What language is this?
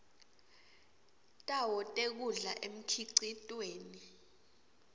Swati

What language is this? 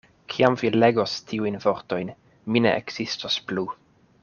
Esperanto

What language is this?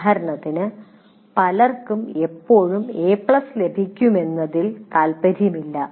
Malayalam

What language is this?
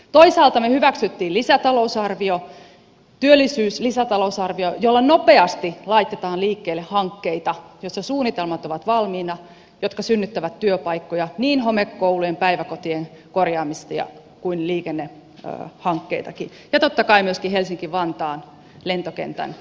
Finnish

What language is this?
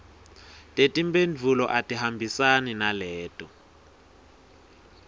Swati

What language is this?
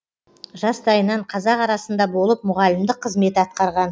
Kazakh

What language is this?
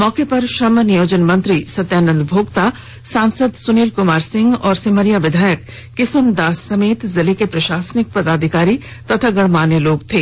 Hindi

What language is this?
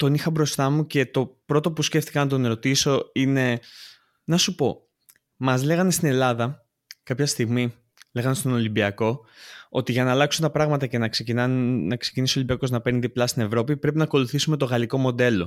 Greek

